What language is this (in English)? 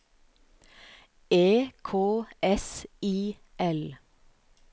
Norwegian